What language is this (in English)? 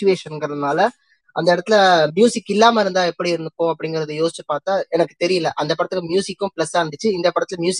Tamil